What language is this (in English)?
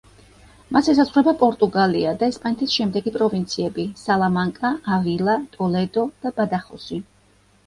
Georgian